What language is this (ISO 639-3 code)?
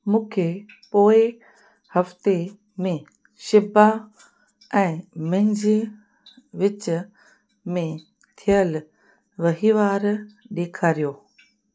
snd